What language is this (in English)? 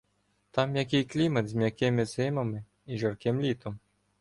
Ukrainian